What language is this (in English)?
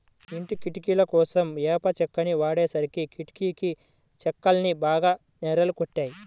Telugu